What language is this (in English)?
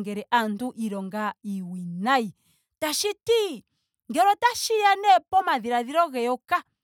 Ndonga